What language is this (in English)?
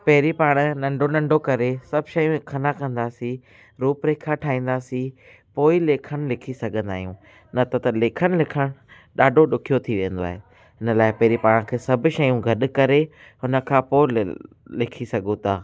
Sindhi